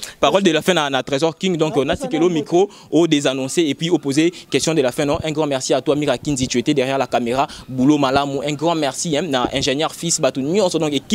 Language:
French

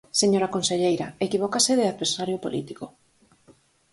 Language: Galician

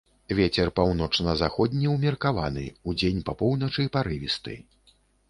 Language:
Belarusian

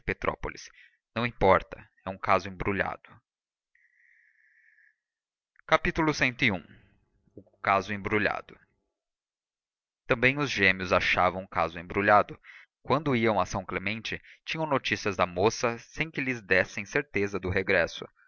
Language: Portuguese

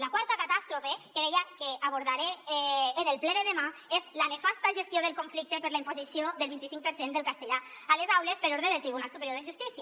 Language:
Catalan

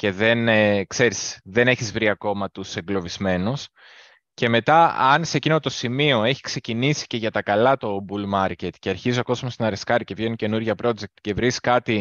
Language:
Greek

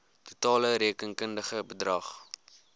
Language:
Afrikaans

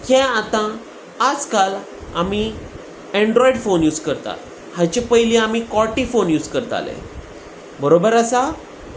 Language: Konkani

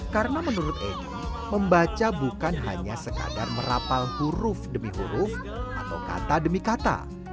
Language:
Indonesian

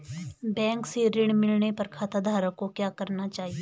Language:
Hindi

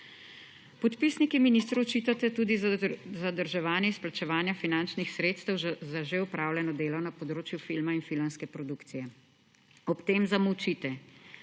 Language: Slovenian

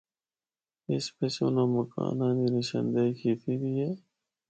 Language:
Northern Hindko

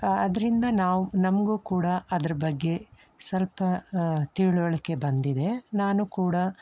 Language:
Kannada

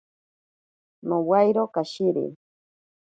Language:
Ashéninka Perené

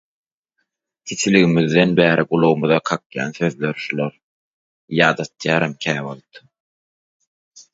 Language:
Turkmen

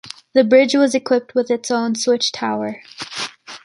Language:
English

